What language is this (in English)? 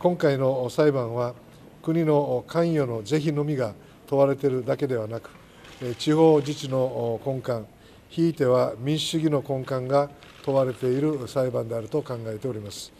Japanese